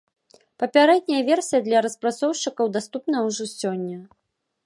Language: Belarusian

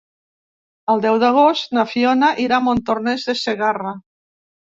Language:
Catalan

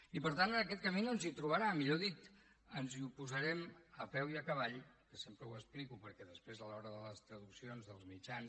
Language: Catalan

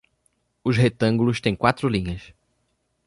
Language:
Portuguese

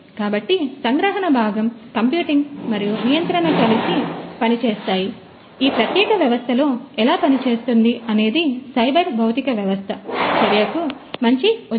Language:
Telugu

